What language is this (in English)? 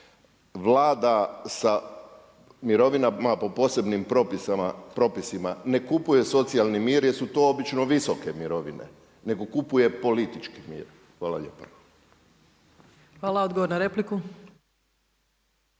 Croatian